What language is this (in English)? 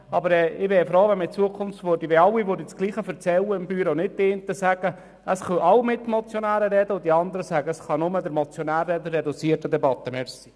Swiss German